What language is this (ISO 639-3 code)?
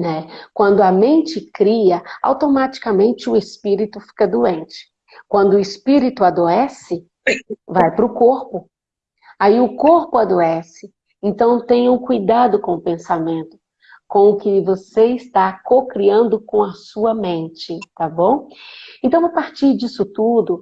por